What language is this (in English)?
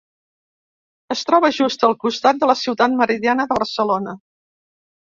Catalan